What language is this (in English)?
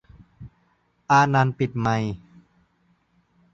Thai